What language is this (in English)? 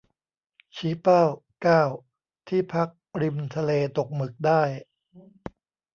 Thai